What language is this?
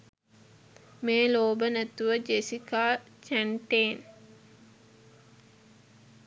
Sinhala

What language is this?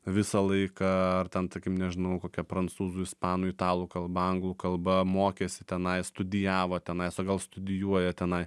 Lithuanian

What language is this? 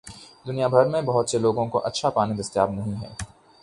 Urdu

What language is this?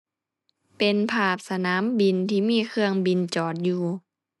Thai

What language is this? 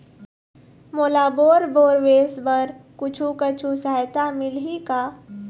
Chhattisgarhi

